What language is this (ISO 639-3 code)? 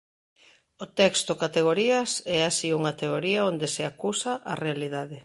glg